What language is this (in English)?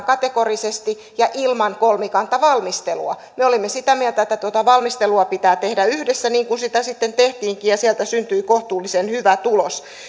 Finnish